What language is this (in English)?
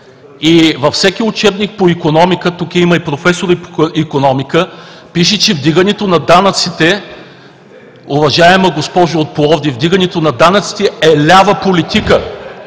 Bulgarian